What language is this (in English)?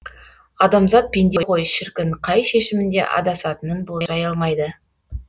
Kazakh